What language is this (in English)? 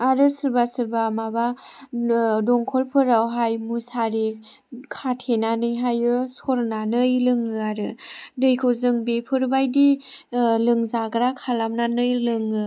Bodo